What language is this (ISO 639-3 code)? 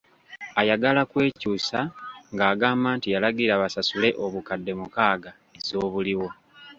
lug